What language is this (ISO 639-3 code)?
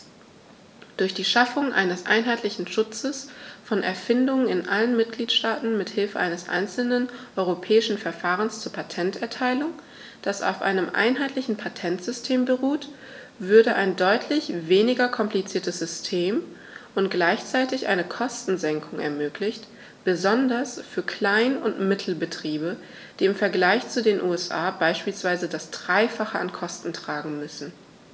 deu